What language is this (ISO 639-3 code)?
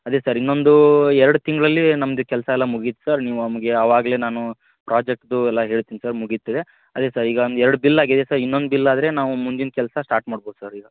kan